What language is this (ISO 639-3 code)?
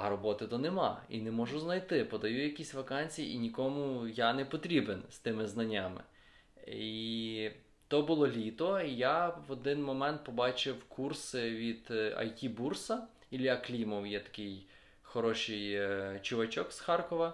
ukr